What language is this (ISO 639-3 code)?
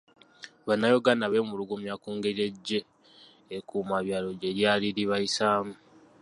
lug